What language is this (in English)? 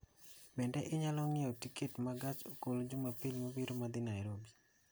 Luo (Kenya and Tanzania)